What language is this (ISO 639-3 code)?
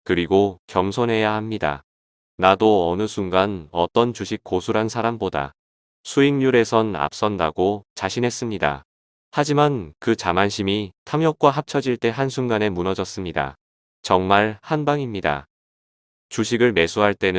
kor